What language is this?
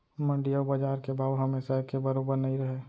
Chhattisgarhi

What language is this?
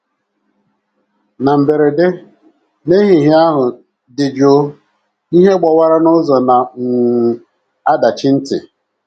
Igbo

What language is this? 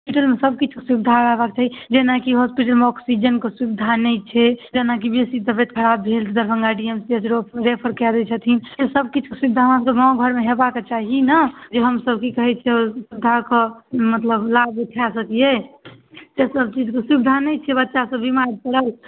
Maithili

